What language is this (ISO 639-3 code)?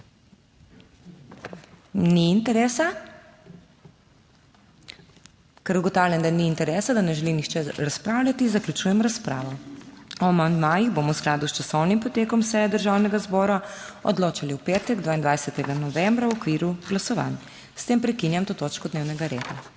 slv